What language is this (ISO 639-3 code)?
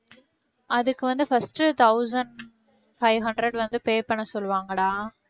tam